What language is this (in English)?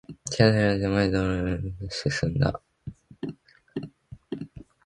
Japanese